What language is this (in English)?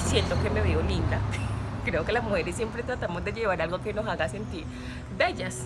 Spanish